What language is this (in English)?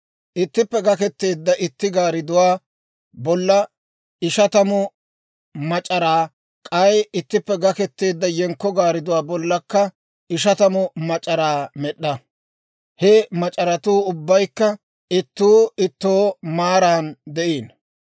Dawro